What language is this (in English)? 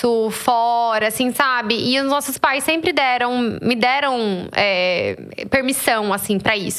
Portuguese